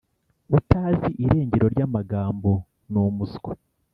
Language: Kinyarwanda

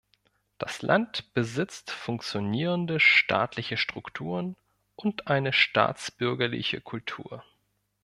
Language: German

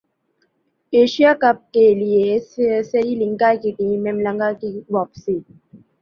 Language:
Urdu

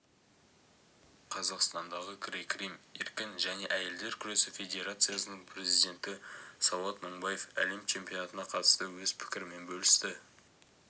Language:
Kazakh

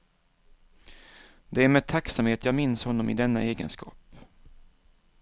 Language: Swedish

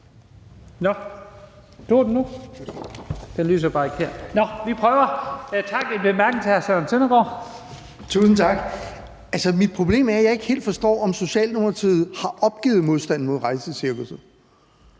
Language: Danish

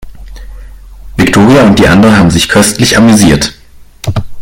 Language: German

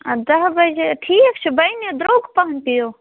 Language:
Kashmiri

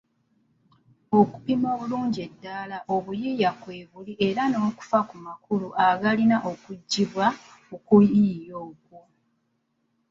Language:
Ganda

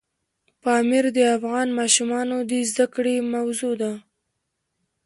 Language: Pashto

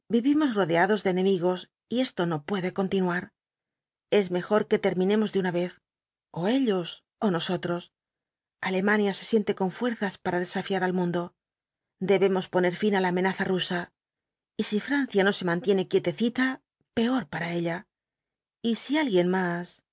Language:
Spanish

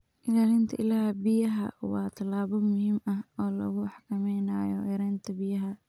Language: Somali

